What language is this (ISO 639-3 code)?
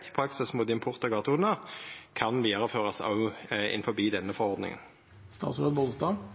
nno